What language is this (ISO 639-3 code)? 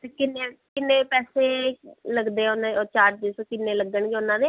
pan